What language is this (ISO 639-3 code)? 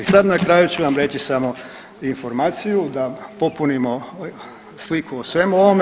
hrv